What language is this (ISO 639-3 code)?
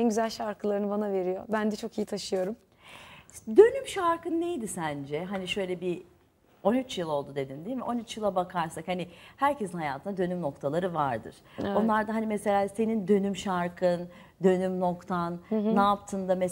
tur